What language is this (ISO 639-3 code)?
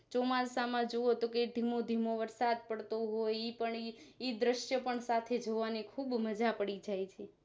guj